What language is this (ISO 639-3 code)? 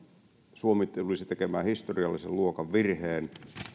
fin